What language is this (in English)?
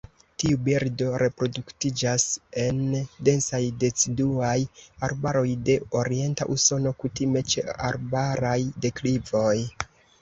Esperanto